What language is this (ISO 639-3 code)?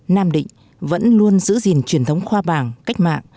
vie